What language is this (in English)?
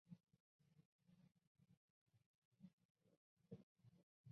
Chinese